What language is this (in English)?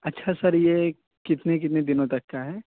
Urdu